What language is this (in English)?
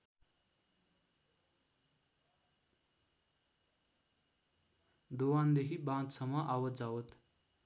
Nepali